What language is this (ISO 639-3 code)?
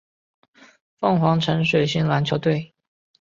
zho